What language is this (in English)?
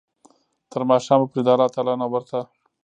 Pashto